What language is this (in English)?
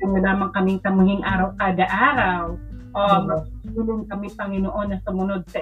Filipino